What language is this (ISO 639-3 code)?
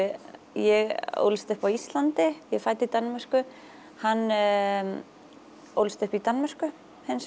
isl